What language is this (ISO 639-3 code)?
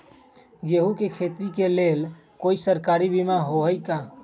mag